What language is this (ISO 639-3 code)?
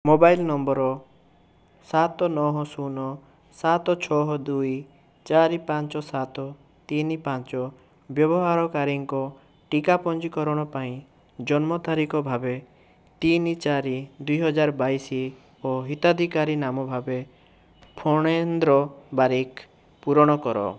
ori